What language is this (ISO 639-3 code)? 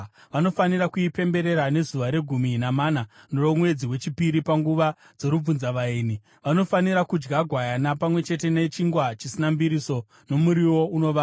sna